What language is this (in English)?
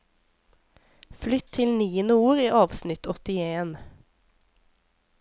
Norwegian